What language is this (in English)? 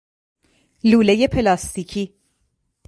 Persian